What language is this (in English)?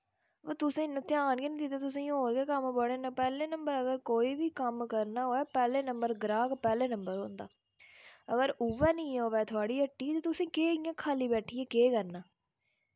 Dogri